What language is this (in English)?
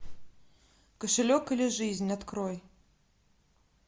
Russian